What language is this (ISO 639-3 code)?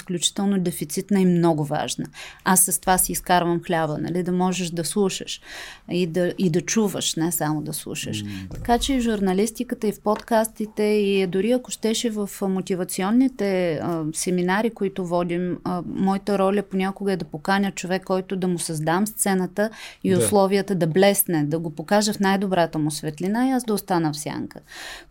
bul